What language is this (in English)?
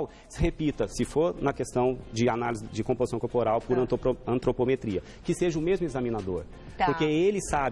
Portuguese